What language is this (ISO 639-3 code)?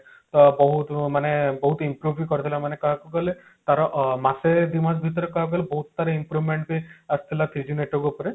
ori